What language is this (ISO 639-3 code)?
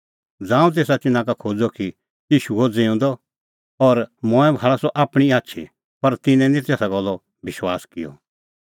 kfx